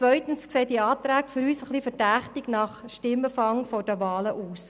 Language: Swiss German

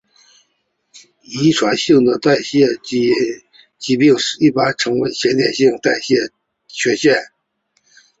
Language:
Chinese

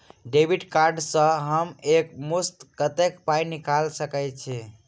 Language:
Maithili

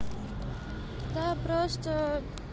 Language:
Russian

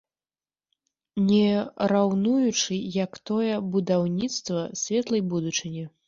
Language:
Belarusian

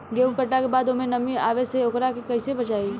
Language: Bhojpuri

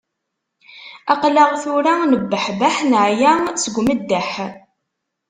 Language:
Kabyle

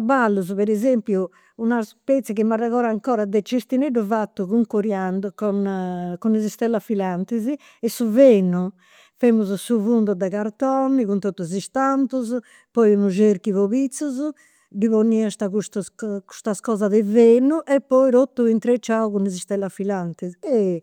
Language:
Campidanese Sardinian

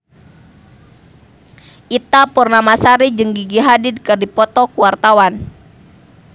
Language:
Sundanese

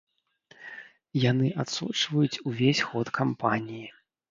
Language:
Belarusian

